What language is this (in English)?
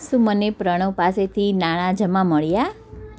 Gujarati